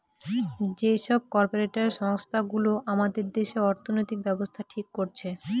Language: Bangla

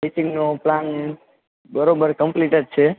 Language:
Gujarati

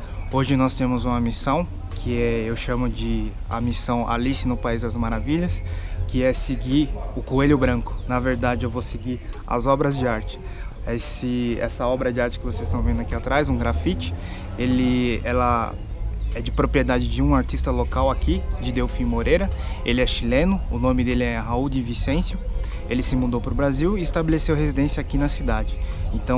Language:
Portuguese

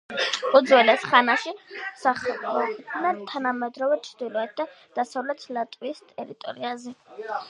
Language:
Georgian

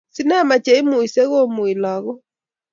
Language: Kalenjin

